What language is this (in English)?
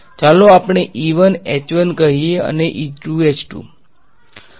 Gujarati